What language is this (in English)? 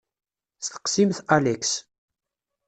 Kabyle